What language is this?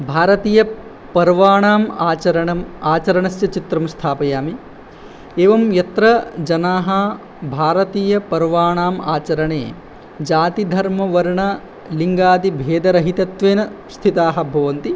Sanskrit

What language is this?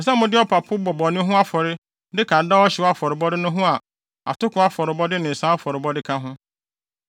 Akan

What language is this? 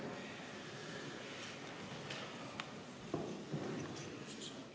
Estonian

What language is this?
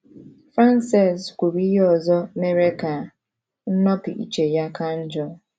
Igbo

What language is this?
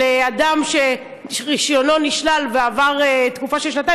Hebrew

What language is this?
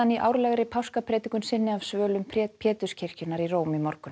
Icelandic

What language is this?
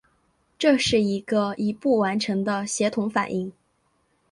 Chinese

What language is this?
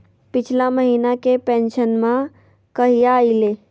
Magahi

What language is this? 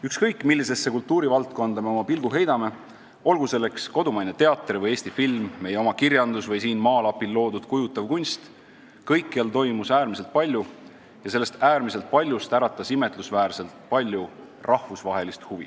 Estonian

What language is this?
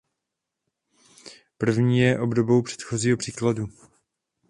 Czech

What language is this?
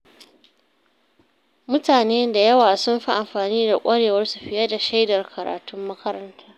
Hausa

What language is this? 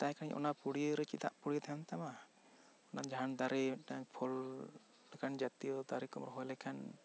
Santali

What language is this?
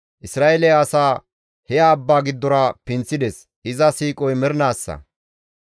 Gamo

